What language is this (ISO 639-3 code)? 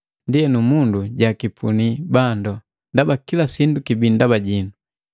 mgv